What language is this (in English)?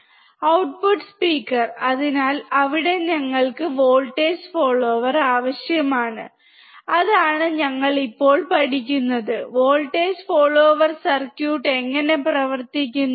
Malayalam